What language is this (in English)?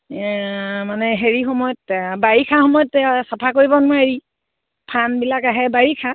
Assamese